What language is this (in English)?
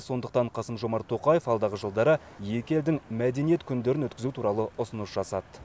Kazakh